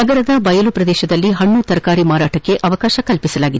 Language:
Kannada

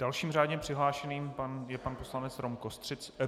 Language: Czech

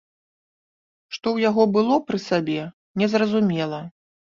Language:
Belarusian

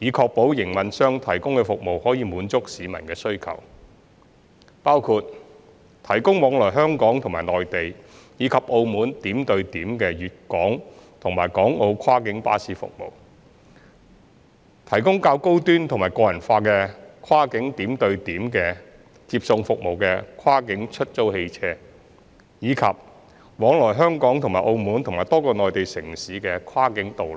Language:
Cantonese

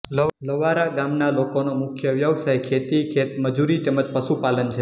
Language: Gujarati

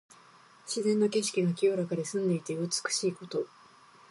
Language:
Japanese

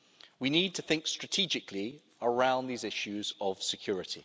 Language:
English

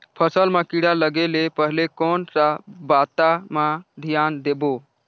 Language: Chhattisgarhi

